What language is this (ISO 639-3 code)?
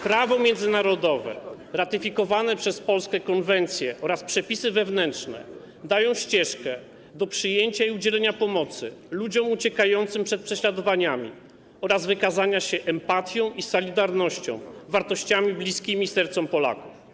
pol